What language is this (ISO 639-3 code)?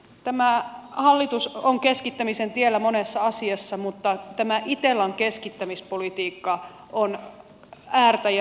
fin